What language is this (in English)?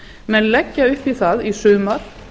Icelandic